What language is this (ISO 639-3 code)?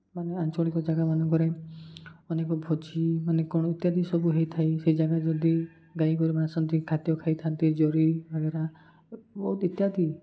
ori